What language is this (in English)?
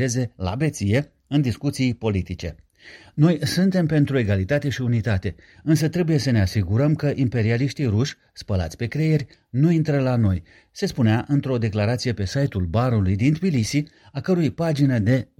Romanian